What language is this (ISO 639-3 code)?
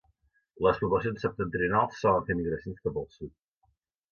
cat